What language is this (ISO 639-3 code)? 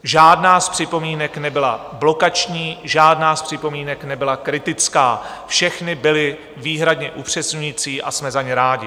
ces